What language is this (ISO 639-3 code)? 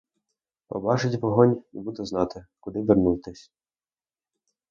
ukr